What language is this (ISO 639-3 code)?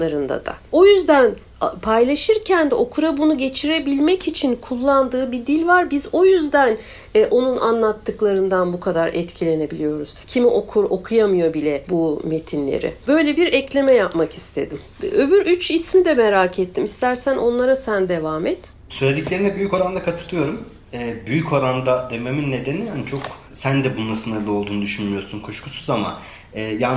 tur